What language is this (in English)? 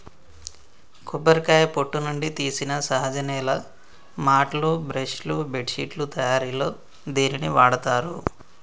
Telugu